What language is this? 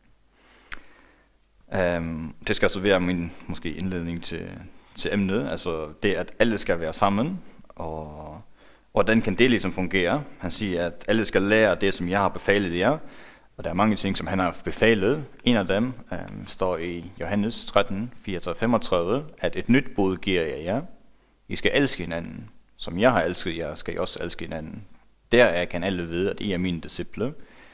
Danish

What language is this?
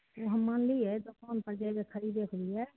Maithili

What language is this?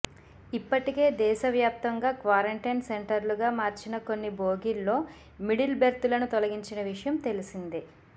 Telugu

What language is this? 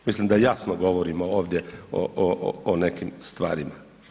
Croatian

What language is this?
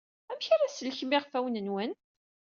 Kabyle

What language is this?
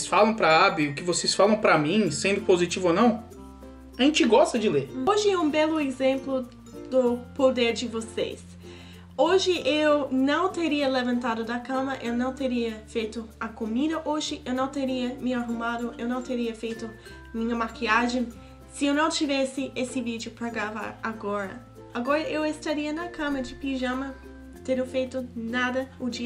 Portuguese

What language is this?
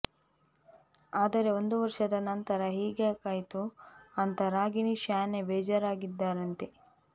Kannada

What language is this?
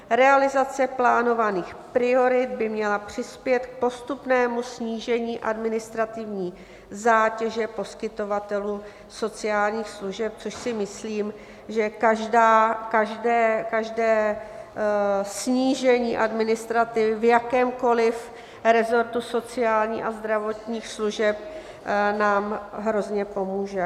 Czech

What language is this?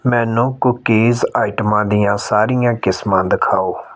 Punjabi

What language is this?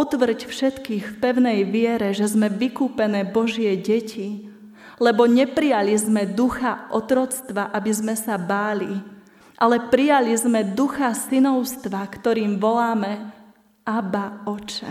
Slovak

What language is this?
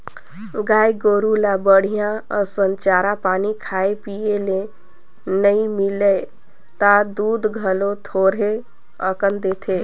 Chhattisgarhi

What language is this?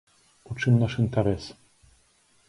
Belarusian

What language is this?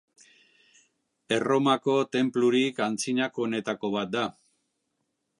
Basque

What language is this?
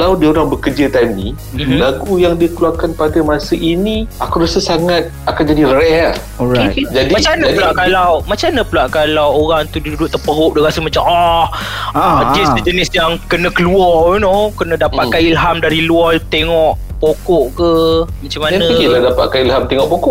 Malay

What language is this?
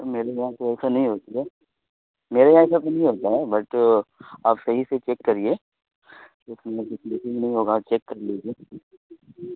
Urdu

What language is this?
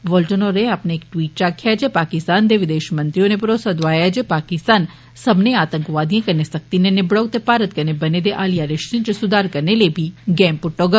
Dogri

